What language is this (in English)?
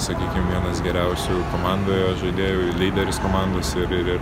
Lithuanian